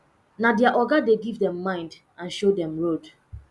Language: Nigerian Pidgin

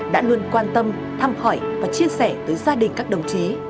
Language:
Vietnamese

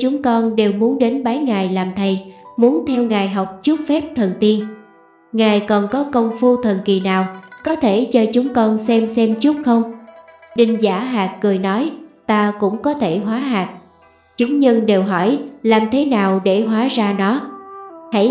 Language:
Vietnamese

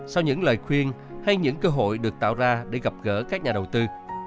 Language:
Vietnamese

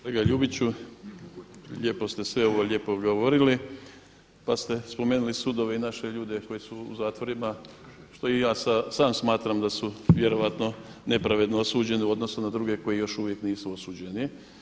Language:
Croatian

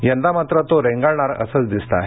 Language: Marathi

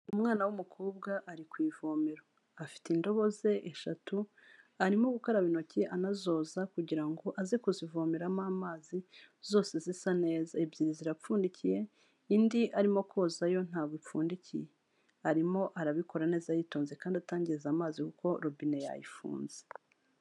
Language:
Kinyarwanda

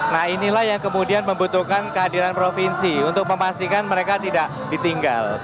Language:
Indonesian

